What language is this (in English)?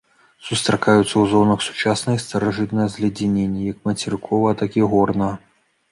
Belarusian